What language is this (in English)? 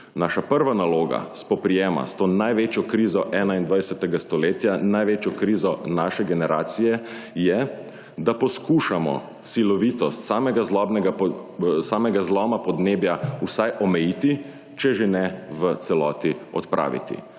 Slovenian